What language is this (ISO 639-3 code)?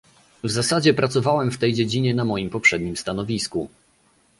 pol